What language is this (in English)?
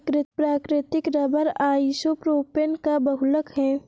Hindi